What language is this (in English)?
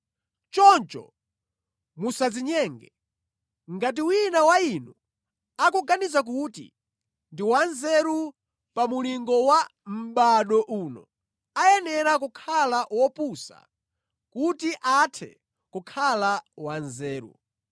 Nyanja